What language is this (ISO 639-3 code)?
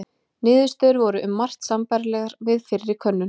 isl